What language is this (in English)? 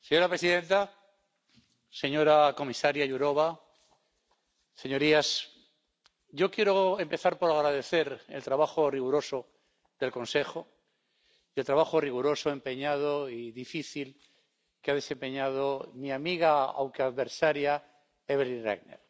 Spanish